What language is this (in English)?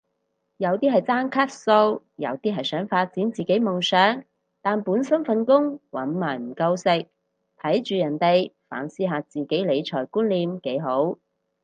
Cantonese